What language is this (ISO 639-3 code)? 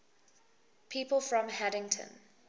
eng